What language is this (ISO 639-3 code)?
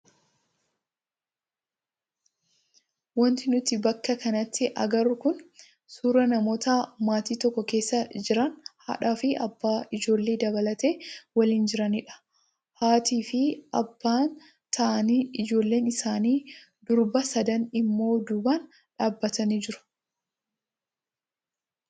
orm